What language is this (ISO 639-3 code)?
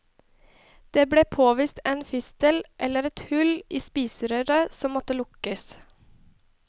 nor